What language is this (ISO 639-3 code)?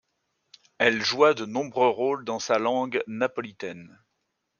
fra